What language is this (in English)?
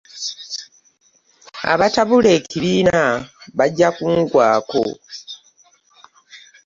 Ganda